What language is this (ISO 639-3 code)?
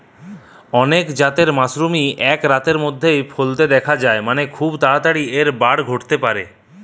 ben